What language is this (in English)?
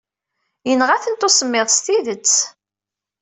Kabyle